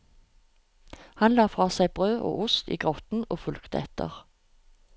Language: Norwegian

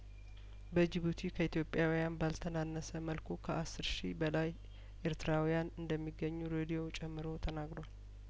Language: Amharic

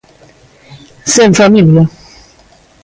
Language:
Galician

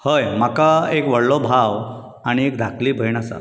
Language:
Konkani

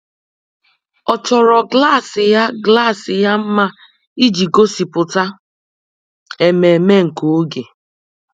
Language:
Igbo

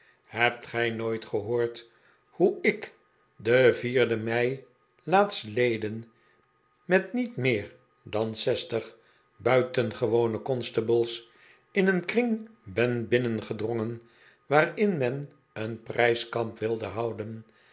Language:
Dutch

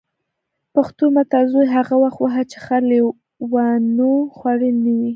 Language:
Pashto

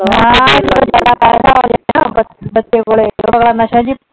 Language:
Punjabi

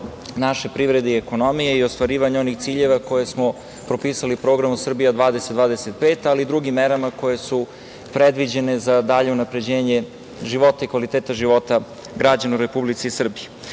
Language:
Serbian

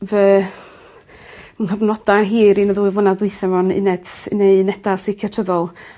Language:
Welsh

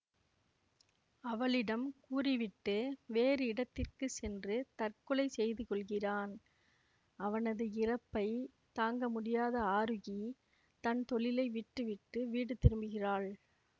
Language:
Tamil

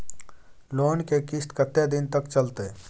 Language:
Maithili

